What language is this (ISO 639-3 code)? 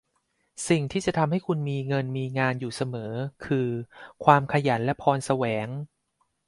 tha